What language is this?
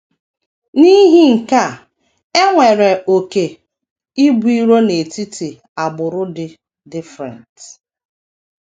Igbo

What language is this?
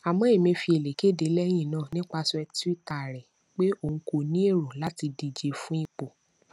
Yoruba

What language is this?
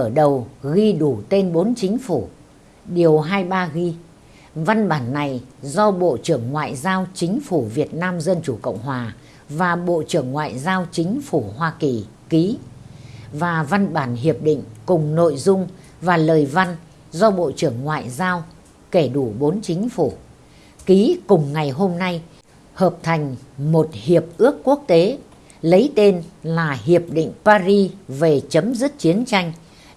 Vietnamese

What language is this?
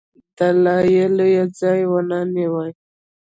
Pashto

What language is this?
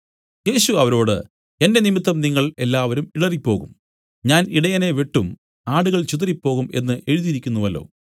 Malayalam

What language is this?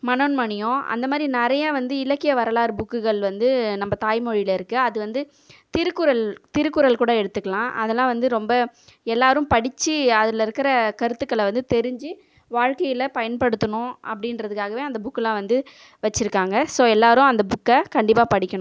Tamil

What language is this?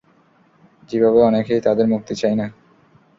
Bangla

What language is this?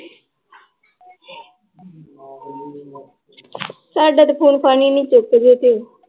Punjabi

